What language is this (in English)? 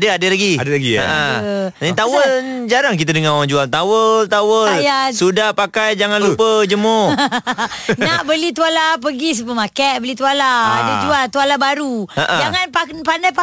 Malay